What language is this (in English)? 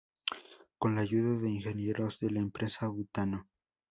Spanish